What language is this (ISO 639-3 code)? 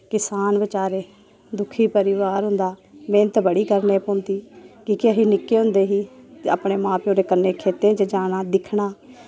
doi